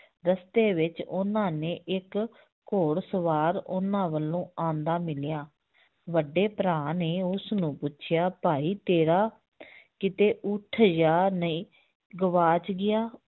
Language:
Punjabi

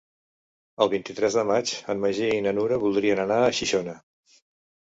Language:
Catalan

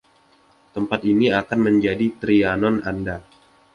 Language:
Indonesian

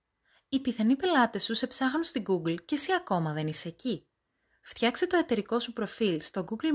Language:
Greek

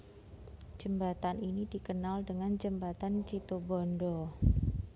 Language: Javanese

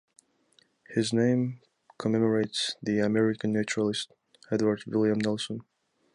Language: English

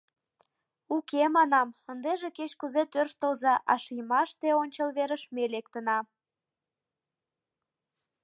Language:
Mari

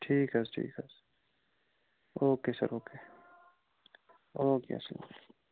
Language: Kashmiri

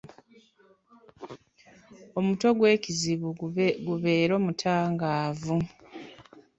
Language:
Ganda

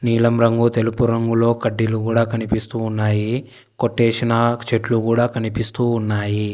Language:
Telugu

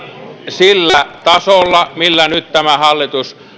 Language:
Finnish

